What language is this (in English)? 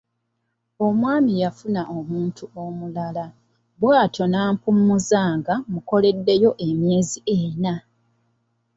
Ganda